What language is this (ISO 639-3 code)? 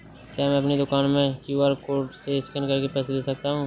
hin